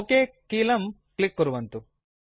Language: Sanskrit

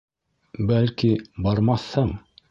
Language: Bashkir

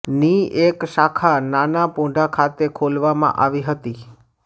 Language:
Gujarati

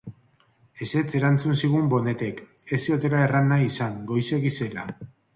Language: Basque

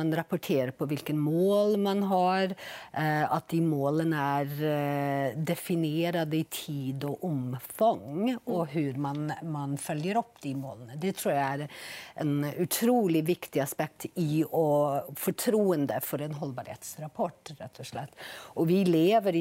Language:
Swedish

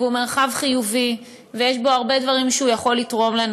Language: Hebrew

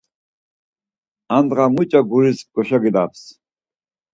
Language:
Laz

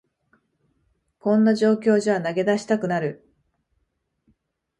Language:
Japanese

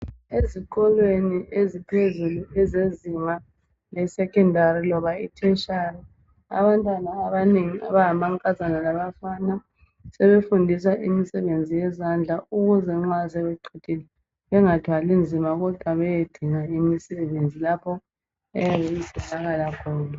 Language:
North Ndebele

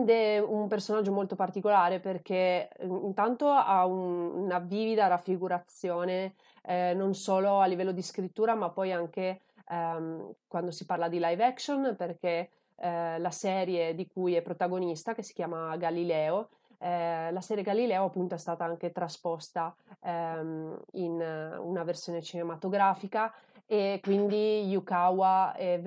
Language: Italian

